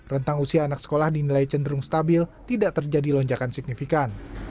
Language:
Indonesian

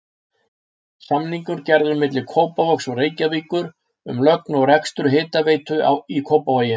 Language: Icelandic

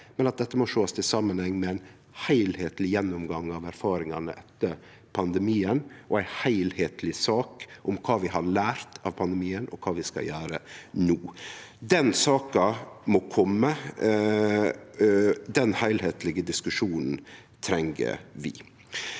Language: Norwegian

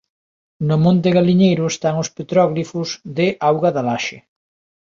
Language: Galician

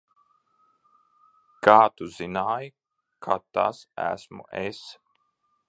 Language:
Latvian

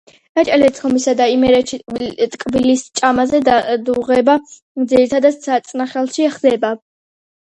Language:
Georgian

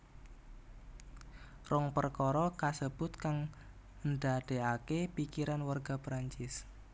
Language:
Javanese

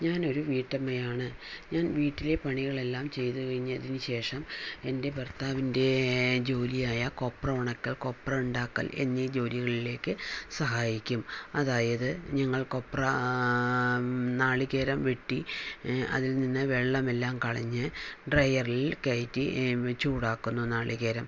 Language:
Malayalam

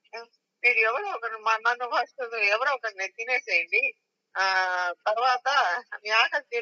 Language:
Telugu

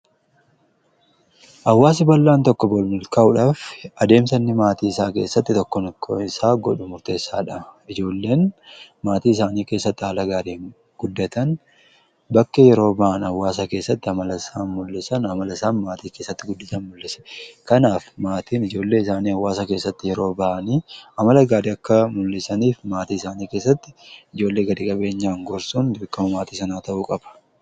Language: Oromo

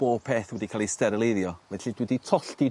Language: Welsh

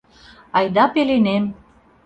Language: Mari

